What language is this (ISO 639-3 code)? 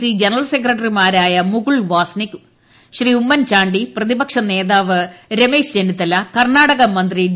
mal